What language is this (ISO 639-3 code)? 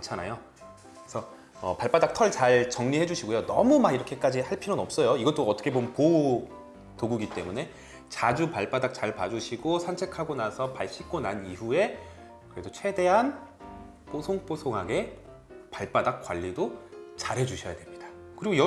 kor